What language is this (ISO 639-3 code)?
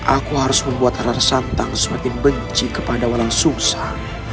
ind